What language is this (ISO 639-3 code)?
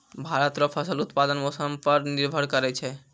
mai